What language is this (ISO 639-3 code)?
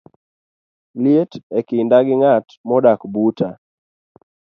luo